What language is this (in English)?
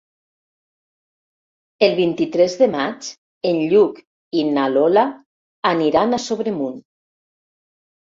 Catalan